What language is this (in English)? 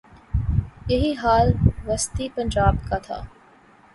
Urdu